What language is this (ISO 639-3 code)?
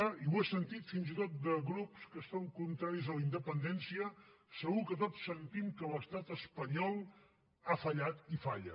cat